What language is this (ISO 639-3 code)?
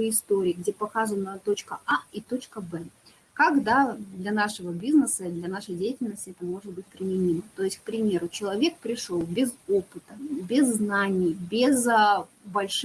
rus